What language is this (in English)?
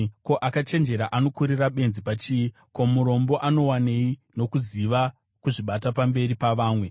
Shona